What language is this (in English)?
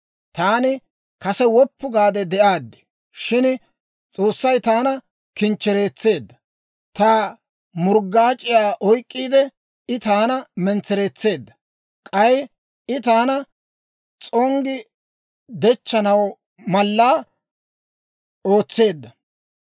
Dawro